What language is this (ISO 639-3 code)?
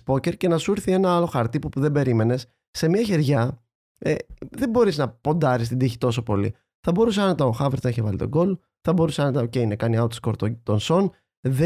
ell